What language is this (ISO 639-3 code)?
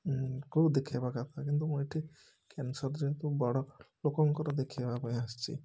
ori